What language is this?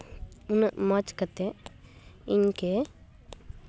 Santali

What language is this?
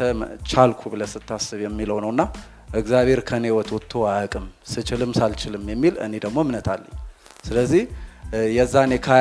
Amharic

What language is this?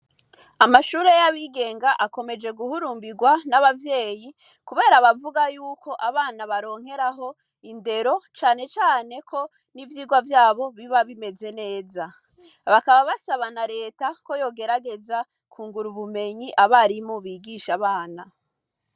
Rundi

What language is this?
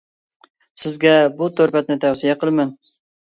Uyghur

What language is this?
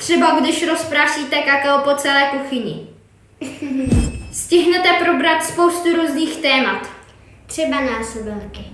Czech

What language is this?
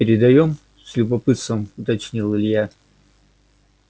Russian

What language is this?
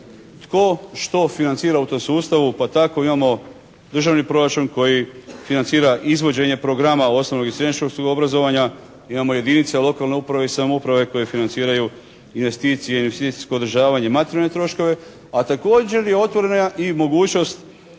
Croatian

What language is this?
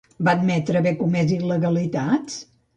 Catalan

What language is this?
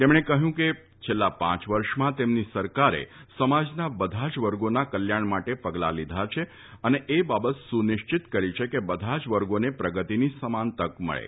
Gujarati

